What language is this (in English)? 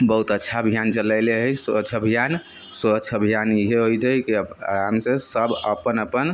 Maithili